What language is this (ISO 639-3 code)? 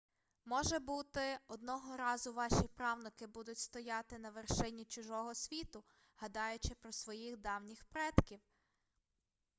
ukr